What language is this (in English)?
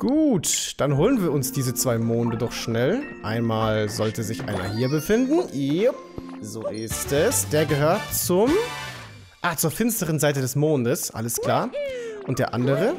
German